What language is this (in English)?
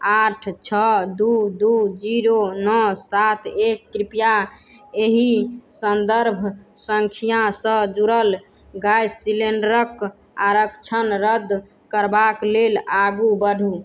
Maithili